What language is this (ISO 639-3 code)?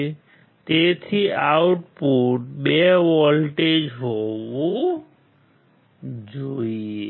guj